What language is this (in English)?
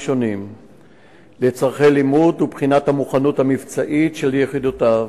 Hebrew